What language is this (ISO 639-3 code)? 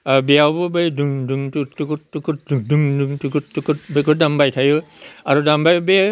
brx